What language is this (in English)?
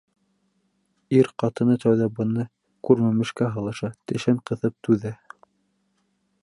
Bashkir